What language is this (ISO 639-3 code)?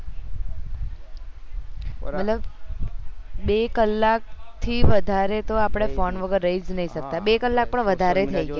guj